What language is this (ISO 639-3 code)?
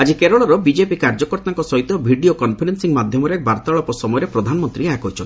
ori